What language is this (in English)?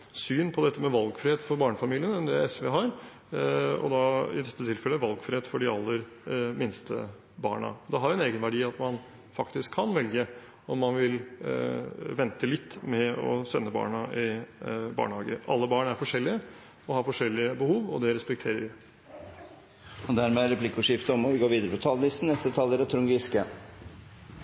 Norwegian